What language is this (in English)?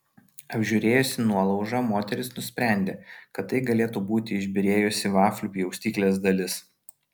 Lithuanian